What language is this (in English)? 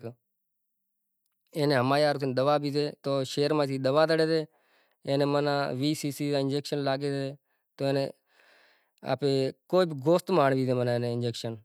Kachi Koli